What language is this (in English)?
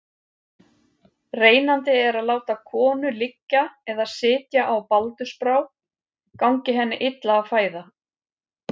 Icelandic